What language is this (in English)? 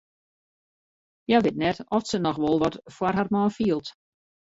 Western Frisian